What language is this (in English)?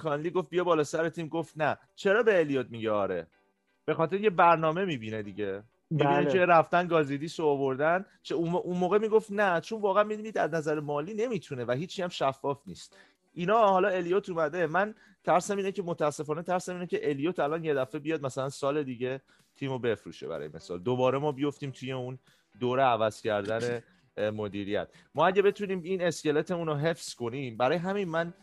Persian